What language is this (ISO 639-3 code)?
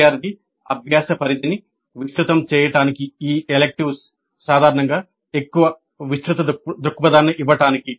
tel